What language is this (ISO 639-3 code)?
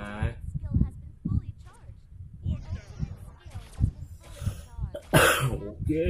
ind